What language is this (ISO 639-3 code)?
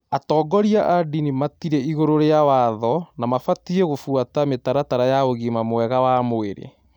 kik